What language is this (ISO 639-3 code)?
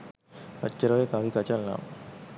sin